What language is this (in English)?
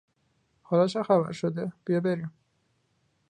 Persian